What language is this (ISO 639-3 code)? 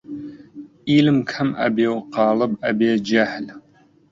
ckb